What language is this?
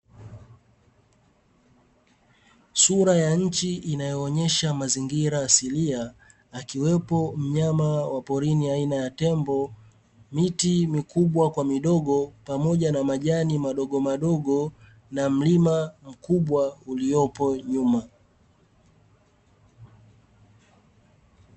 Swahili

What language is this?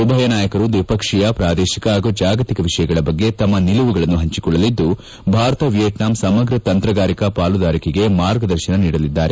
Kannada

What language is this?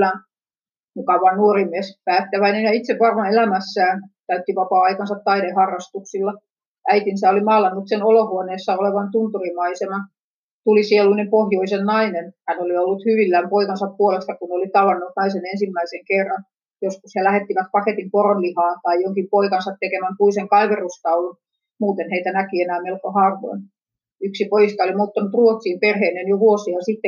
Finnish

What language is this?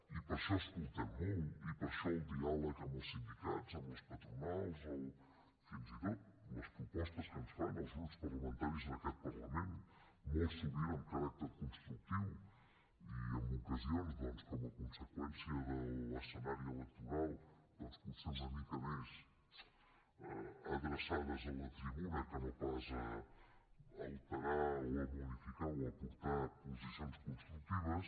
Catalan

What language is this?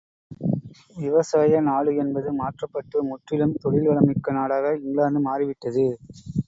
Tamil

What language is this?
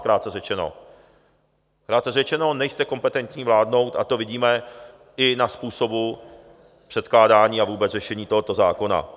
Czech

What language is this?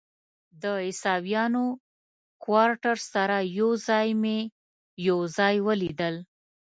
Pashto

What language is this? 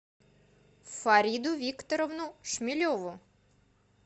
Russian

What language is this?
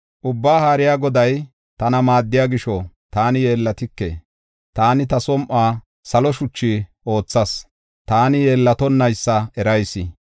Gofa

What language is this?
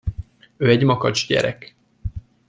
Hungarian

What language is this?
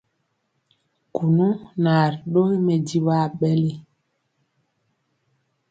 Mpiemo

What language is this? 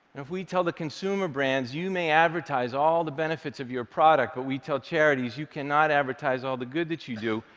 English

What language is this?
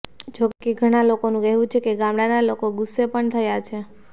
Gujarati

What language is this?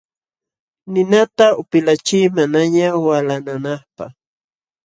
Jauja Wanca Quechua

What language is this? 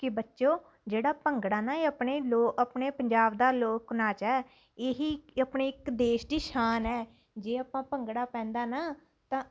Punjabi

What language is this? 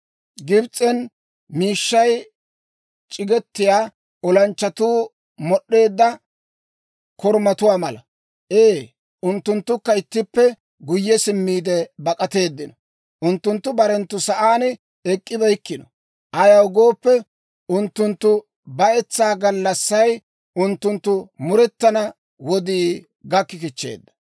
Dawro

